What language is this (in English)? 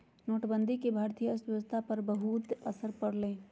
Magahi